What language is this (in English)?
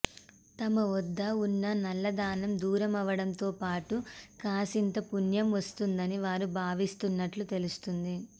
Telugu